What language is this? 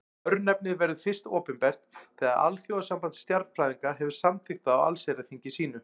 Icelandic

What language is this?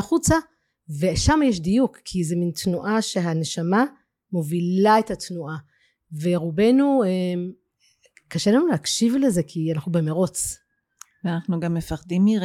Hebrew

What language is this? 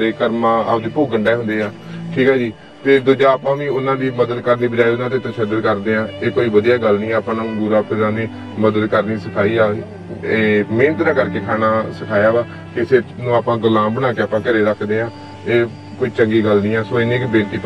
Punjabi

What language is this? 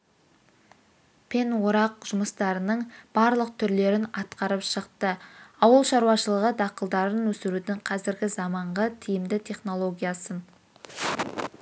Kazakh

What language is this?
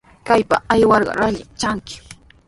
Sihuas Ancash Quechua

